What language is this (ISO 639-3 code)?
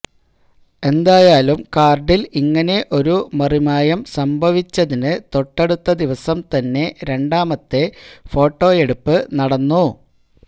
mal